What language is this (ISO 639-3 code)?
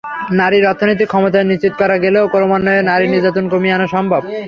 ben